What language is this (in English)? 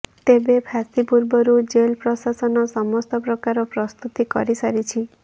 Odia